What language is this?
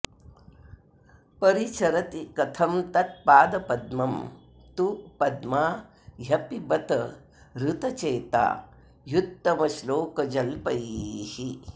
Sanskrit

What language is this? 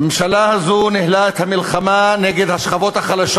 Hebrew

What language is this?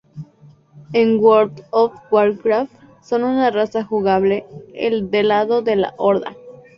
Spanish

